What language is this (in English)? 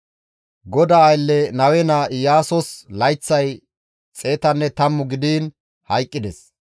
Gamo